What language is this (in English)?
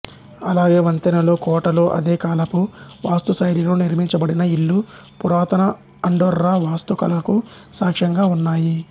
Telugu